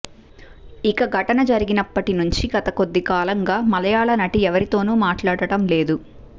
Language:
Telugu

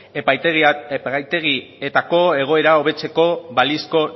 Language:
Basque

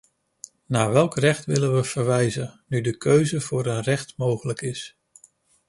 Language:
Dutch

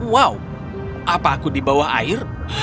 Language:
Indonesian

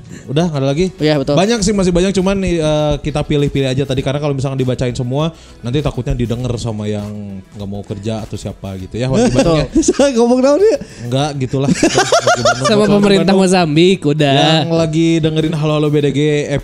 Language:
Indonesian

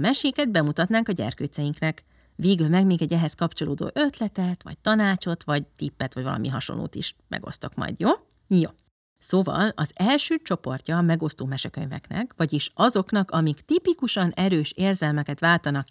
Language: Hungarian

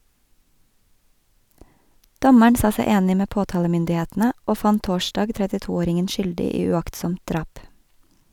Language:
Norwegian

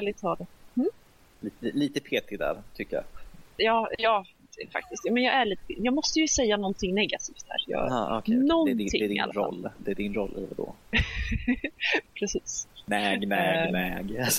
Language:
Swedish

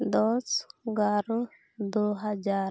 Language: Santali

